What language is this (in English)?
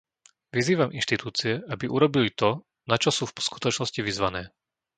Slovak